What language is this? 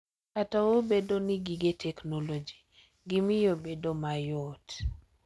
Luo (Kenya and Tanzania)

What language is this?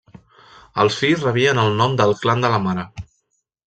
Catalan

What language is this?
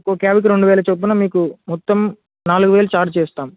Telugu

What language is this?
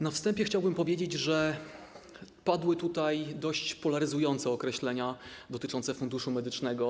Polish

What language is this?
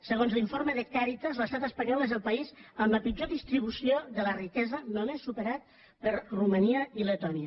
Catalan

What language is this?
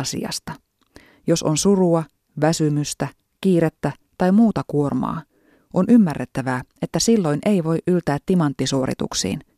Finnish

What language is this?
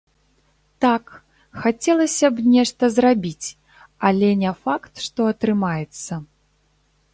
Belarusian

